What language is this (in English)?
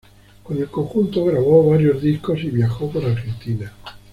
Spanish